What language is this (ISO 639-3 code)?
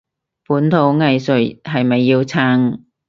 yue